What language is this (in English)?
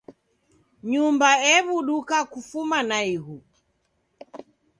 Taita